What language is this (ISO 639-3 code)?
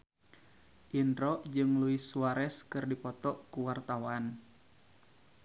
sun